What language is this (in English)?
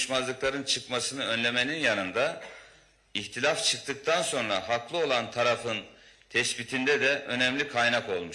Turkish